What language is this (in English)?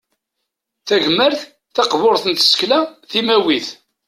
Kabyle